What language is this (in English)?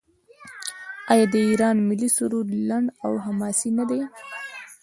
Pashto